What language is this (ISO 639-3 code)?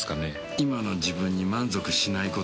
jpn